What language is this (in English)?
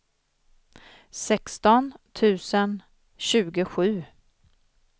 Swedish